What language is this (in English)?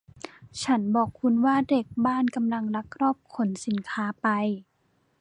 Thai